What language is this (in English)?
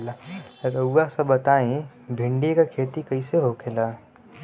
Bhojpuri